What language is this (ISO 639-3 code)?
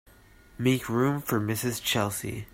eng